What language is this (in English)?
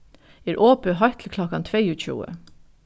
Faroese